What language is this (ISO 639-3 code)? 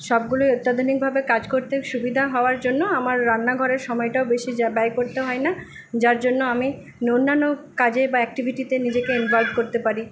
ben